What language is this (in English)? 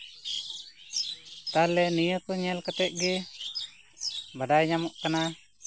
Santali